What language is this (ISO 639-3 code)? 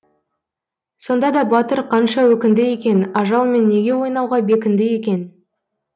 kaz